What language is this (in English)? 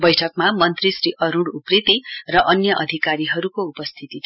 Nepali